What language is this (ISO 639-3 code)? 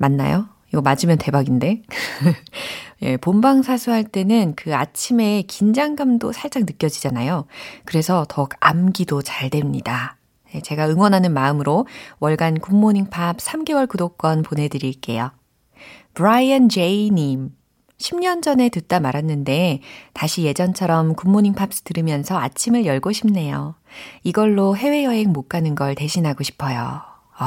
kor